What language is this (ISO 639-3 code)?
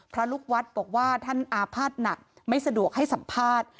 tha